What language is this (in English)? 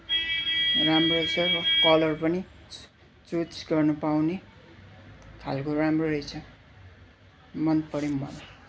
Nepali